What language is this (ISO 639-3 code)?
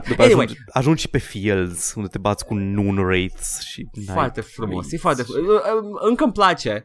ron